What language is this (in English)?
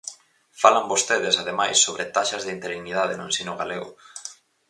Galician